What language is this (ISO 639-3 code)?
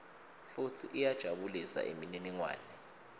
ssw